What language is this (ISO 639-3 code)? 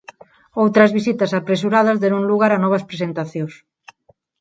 glg